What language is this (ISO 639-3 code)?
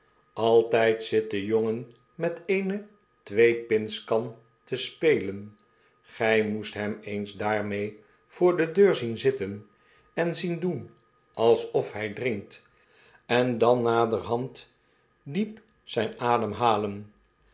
nld